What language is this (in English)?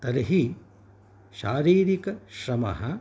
Sanskrit